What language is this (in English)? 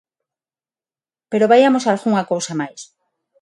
Galician